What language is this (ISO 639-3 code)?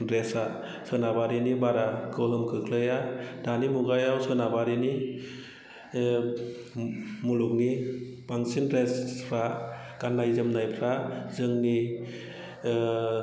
brx